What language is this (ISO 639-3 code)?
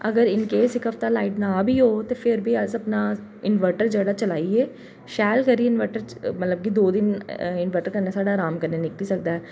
doi